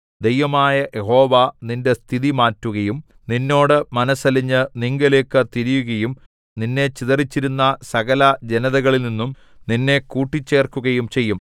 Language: Malayalam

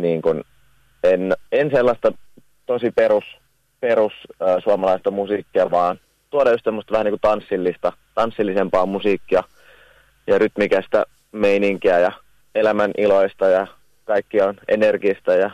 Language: Finnish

